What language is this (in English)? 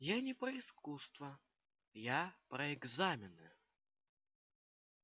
Russian